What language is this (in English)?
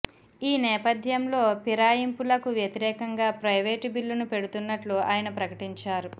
Telugu